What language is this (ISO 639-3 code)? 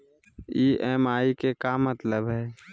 mag